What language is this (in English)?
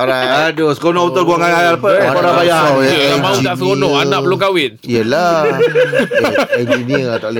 Malay